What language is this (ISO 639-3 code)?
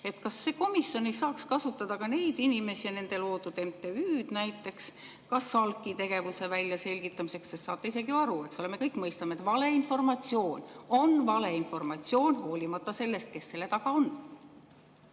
est